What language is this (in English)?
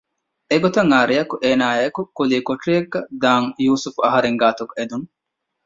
Divehi